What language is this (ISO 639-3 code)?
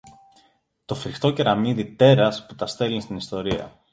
ell